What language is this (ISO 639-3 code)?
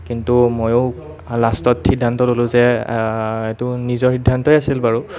asm